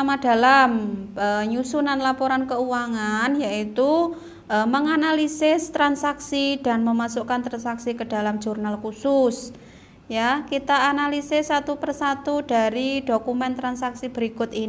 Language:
Indonesian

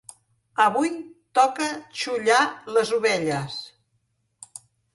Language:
Catalan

